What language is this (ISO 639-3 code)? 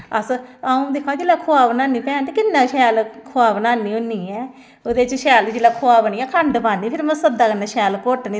doi